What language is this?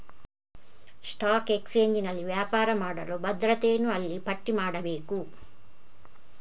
Kannada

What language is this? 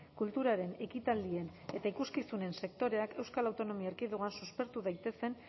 Basque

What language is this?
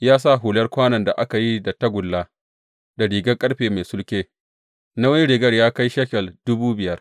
Hausa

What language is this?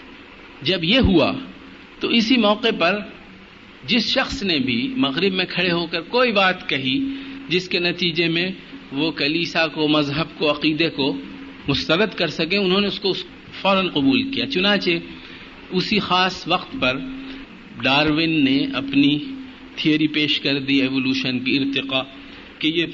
Urdu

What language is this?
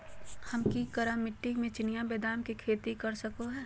Magahi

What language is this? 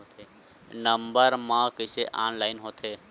Chhattisgarhi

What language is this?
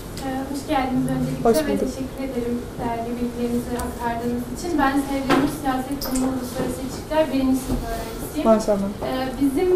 Turkish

